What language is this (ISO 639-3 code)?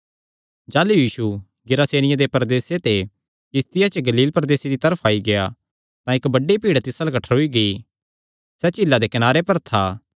xnr